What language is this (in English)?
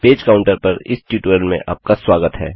Hindi